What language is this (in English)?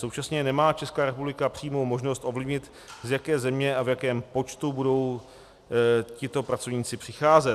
Czech